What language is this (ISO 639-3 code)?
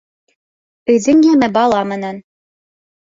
bak